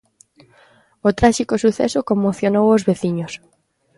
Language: Galician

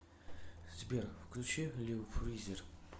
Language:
Russian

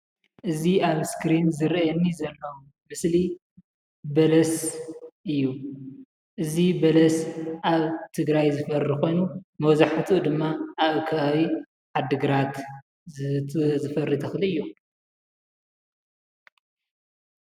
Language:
Tigrinya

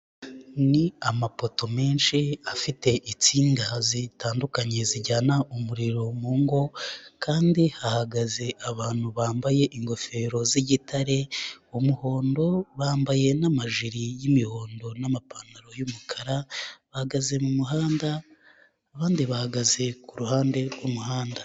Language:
Kinyarwanda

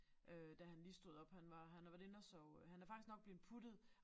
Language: Danish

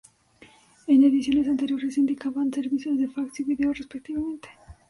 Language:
Spanish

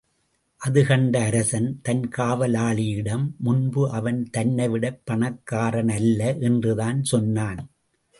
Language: Tamil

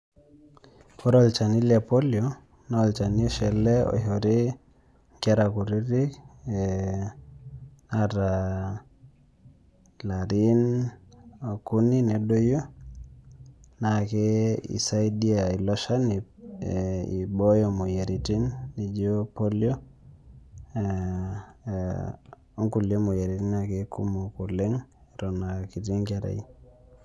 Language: Masai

